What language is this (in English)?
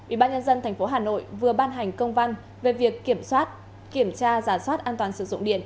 Vietnamese